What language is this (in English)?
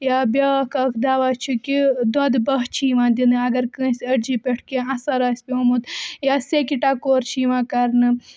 Kashmiri